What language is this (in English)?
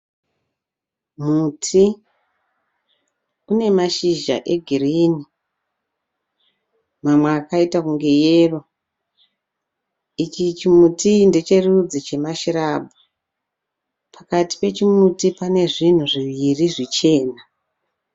Shona